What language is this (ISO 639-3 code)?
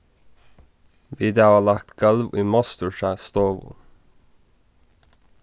fao